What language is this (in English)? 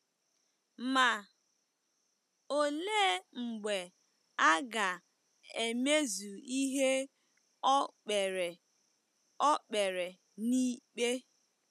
Igbo